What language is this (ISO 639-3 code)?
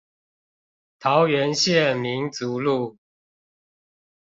zho